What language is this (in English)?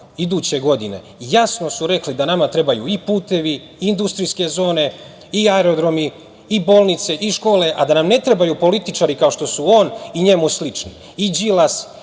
Serbian